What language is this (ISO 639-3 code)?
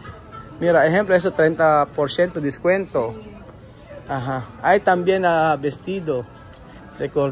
fil